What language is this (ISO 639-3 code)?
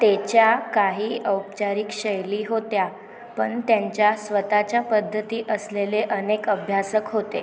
mar